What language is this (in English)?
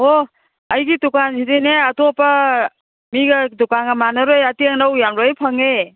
Manipuri